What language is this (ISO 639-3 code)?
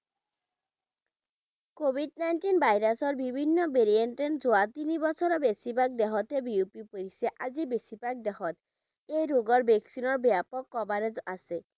ben